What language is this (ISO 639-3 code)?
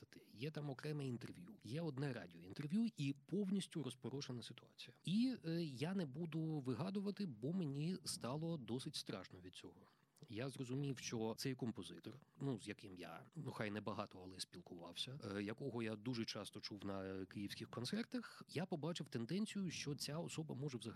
ukr